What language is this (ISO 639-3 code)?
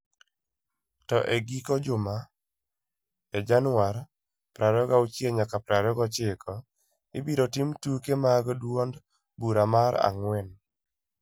luo